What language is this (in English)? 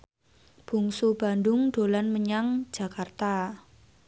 Javanese